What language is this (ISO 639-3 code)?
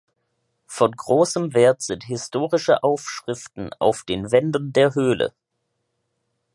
deu